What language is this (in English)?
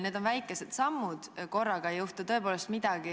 Estonian